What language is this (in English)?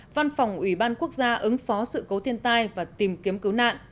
Vietnamese